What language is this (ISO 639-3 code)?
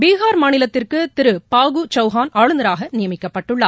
tam